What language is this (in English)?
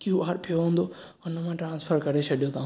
Sindhi